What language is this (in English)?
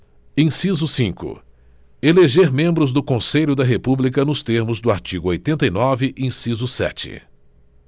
Portuguese